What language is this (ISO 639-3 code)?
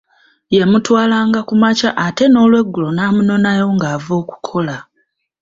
lug